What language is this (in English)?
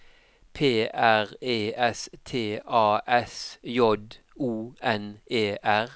Norwegian